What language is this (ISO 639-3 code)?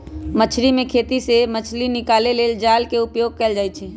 mag